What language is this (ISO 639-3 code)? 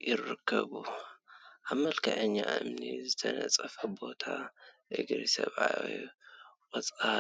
tir